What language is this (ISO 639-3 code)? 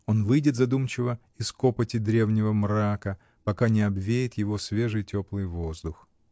rus